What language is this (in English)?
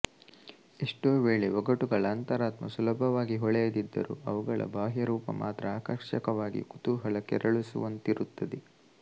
Kannada